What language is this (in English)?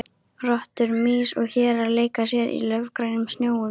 Icelandic